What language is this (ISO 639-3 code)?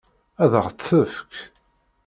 kab